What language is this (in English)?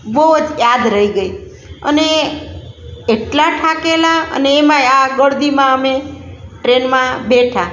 Gujarati